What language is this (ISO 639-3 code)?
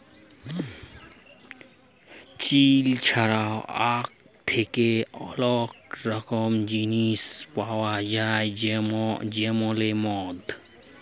ben